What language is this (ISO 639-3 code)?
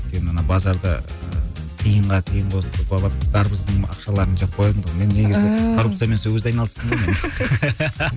kaz